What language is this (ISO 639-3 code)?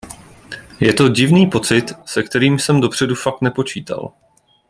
ces